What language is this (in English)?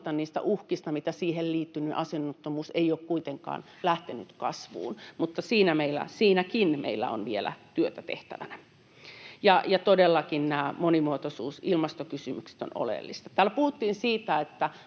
Finnish